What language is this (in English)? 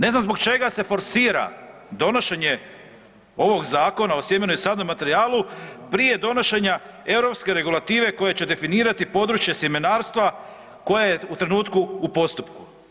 Croatian